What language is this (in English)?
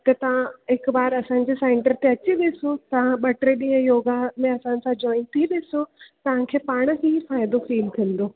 Sindhi